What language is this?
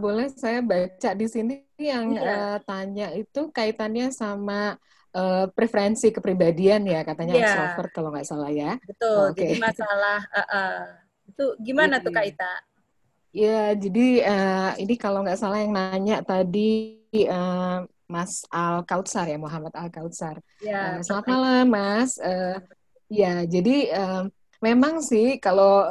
Indonesian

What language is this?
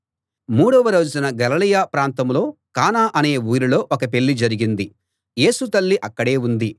Telugu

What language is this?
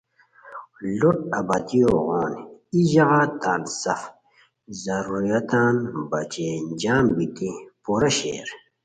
Khowar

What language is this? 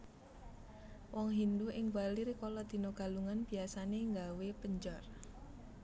Javanese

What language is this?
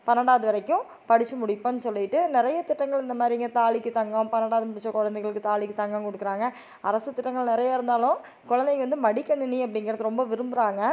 Tamil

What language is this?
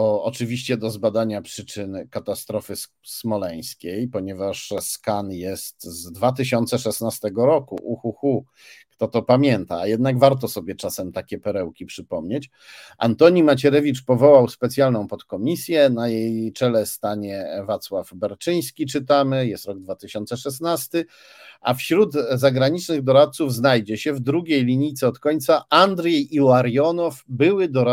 Polish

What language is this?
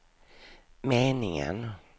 Swedish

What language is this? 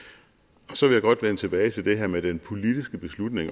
Danish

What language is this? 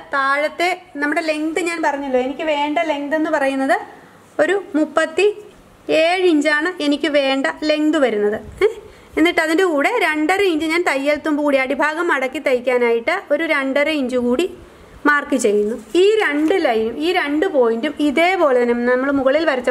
Malayalam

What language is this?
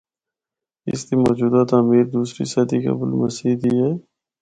Northern Hindko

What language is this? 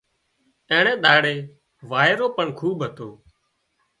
Wadiyara Koli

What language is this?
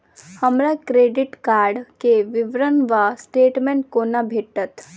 Maithili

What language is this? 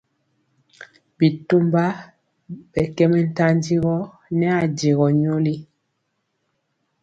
Mpiemo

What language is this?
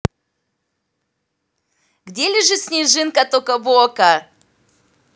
Russian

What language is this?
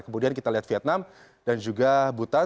Indonesian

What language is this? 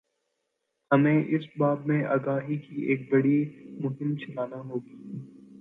Urdu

